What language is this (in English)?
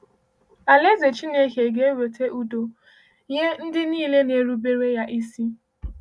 Igbo